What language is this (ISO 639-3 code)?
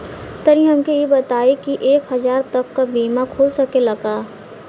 bho